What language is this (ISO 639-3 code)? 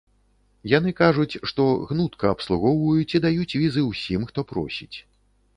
bel